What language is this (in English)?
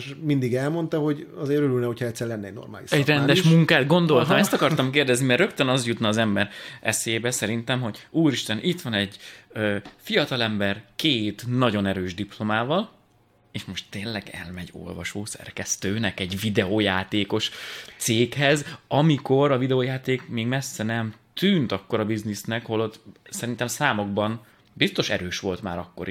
Hungarian